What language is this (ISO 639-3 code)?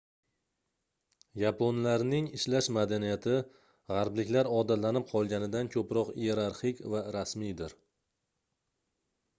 uzb